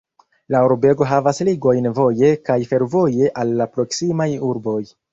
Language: Esperanto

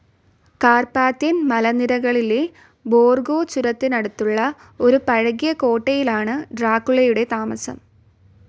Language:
Malayalam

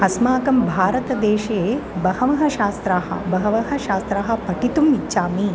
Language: Sanskrit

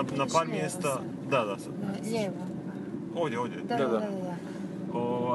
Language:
Croatian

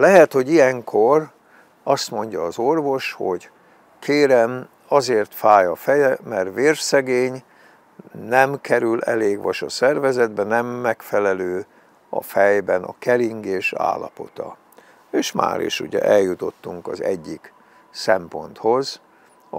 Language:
Hungarian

